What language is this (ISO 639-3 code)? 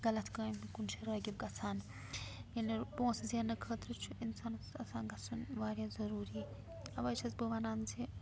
kas